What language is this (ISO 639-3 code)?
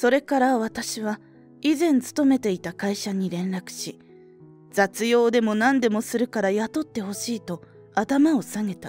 jpn